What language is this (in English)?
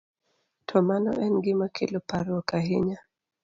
Luo (Kenya and Tanzania)